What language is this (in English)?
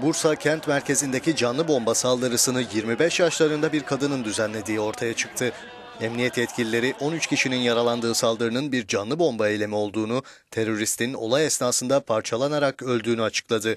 Turkish